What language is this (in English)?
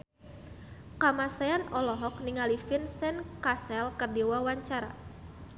Sundanese